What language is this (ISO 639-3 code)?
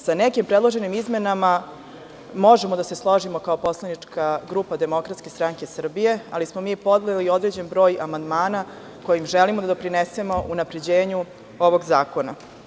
srp